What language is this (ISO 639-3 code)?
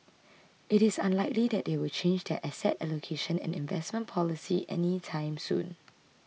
eng